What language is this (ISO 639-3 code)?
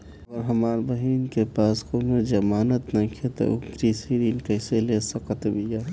bho